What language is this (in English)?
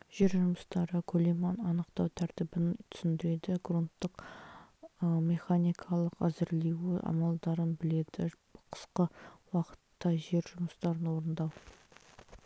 Kazakh